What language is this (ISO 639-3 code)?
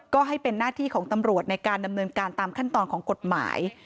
tha